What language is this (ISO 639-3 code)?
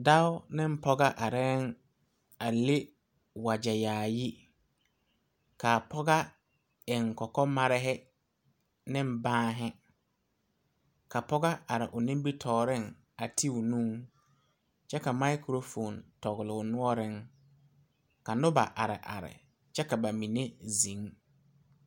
dga